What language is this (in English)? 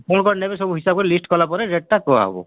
Odia